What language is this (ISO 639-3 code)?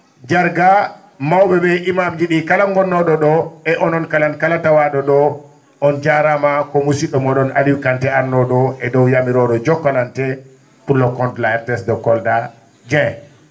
ful